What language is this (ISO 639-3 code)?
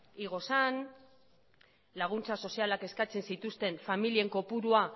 eus